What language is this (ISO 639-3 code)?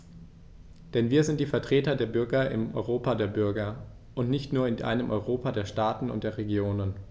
deu